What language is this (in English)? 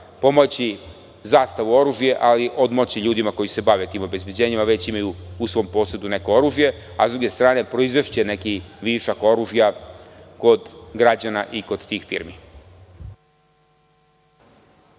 Serbian